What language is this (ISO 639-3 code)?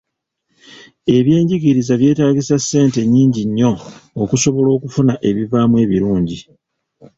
lug